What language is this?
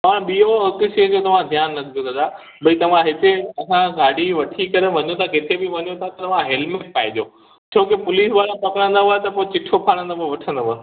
Sindhi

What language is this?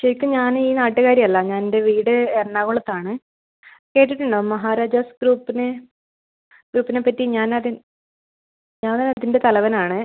Malayalam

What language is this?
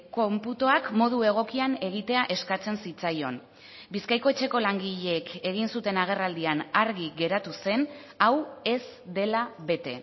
Basque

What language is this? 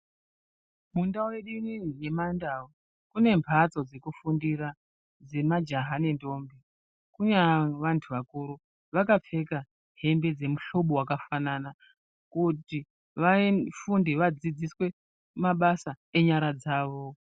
Ndau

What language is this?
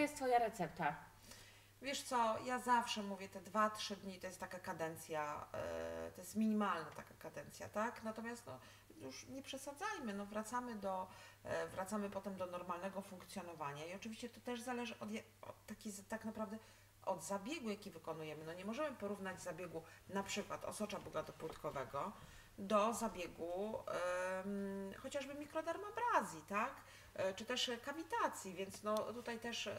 Polish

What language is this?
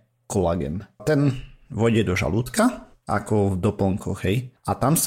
Slovak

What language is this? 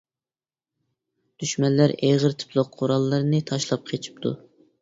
Uyghur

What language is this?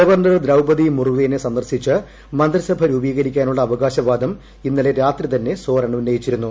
Malayalam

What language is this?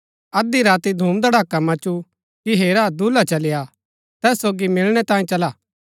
Gaddi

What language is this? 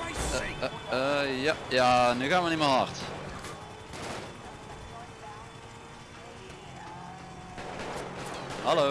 Dutch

